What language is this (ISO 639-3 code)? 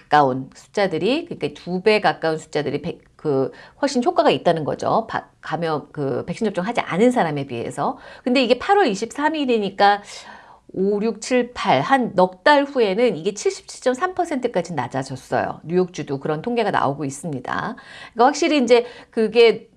kor